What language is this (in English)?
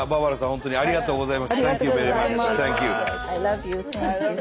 Japanese